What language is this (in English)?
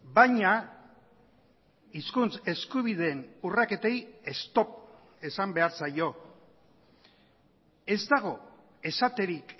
Basque